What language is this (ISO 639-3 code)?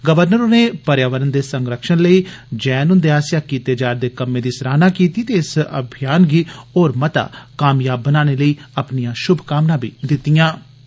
doi